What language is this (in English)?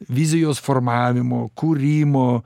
Lithuanian